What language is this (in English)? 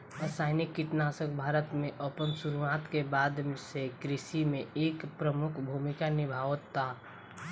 Bhojpuri